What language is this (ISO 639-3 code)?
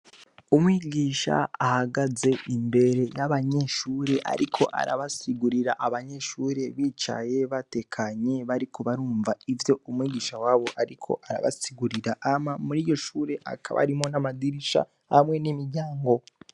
run